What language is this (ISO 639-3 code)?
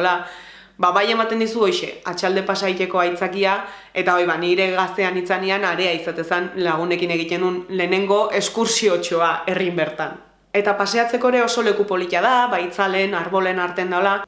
eus